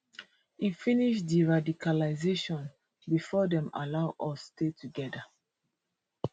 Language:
Nigerian Pidgin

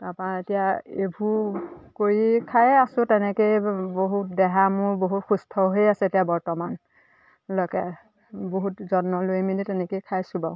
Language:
Assamese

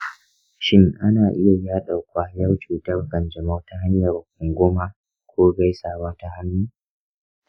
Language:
Hausa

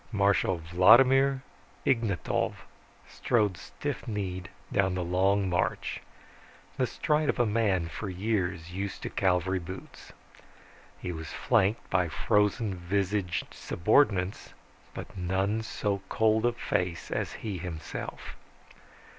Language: English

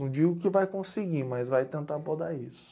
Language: Portuguese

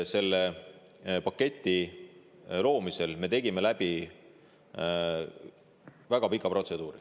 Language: Estonian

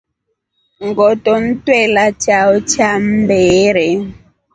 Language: Rombo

